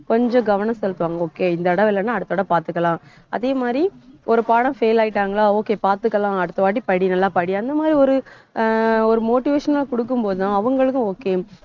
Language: Tamil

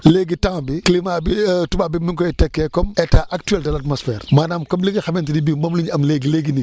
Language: Wolof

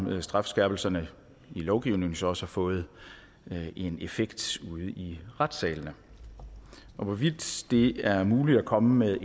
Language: Danish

